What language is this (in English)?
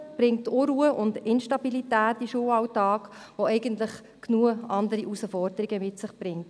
Swiss German